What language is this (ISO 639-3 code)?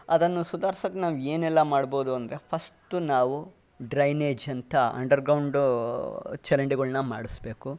kan